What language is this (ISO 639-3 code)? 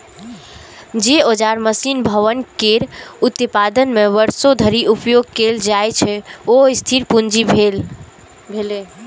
mai